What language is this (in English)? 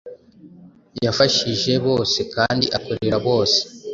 Kinyarwanda